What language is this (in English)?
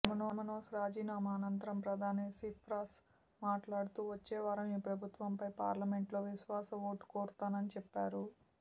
Telugu